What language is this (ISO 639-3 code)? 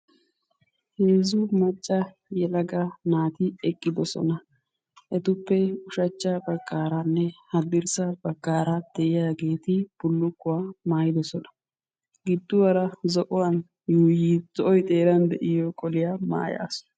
wal